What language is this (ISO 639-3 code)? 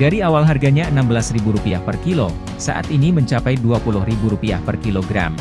ind